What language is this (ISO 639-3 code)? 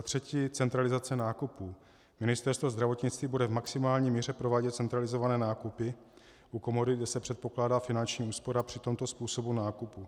ces